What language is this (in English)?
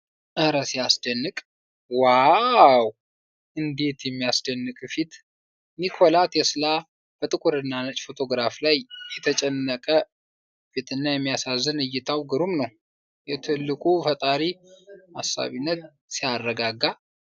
Amharic